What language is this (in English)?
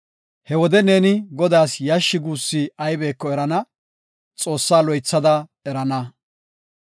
Gofa